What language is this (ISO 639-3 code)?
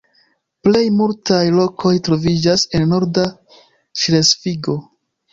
epo